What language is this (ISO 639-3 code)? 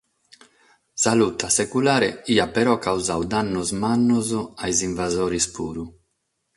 srd